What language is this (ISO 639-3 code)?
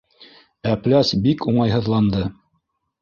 bak